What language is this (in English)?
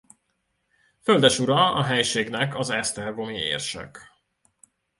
Hungarian